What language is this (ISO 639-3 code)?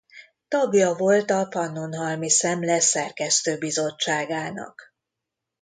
hun